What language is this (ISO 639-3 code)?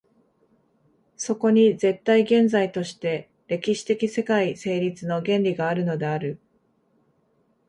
jpn